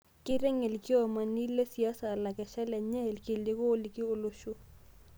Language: Masai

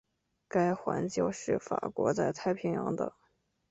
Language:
Chinese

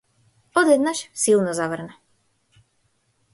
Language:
Macedonian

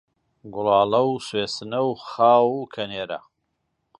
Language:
Central Kurdish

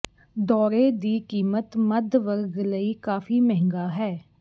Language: Punjabi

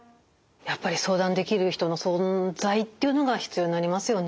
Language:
Japanese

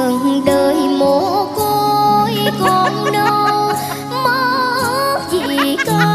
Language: Vietnamese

